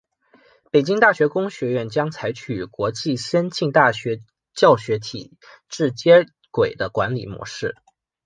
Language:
Chinese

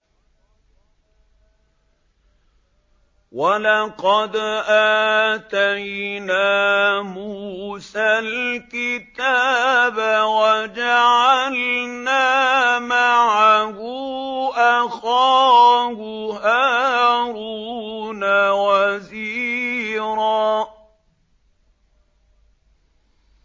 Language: Arabic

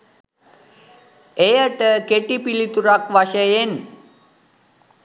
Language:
Sinhala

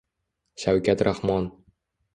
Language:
Uzbek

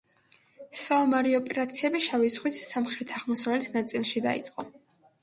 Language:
Georgian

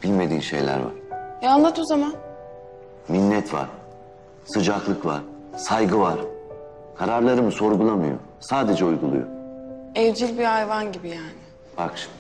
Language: Turkish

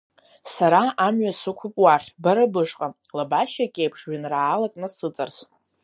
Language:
Abkhazian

